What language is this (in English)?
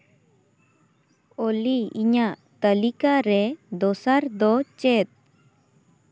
Santali